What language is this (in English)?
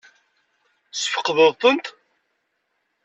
Kabyle